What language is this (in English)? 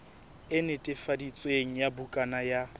Southern Sotho